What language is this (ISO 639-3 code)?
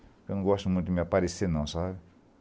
por